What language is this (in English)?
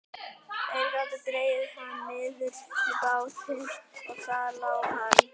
Icelandic